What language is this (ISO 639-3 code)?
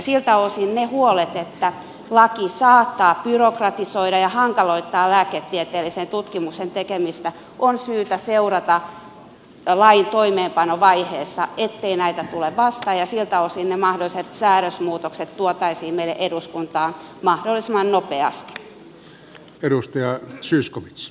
fin